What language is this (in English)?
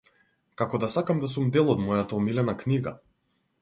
Macedonian